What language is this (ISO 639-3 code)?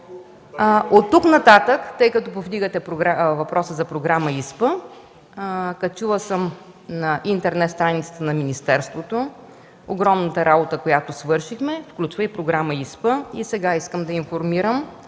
bul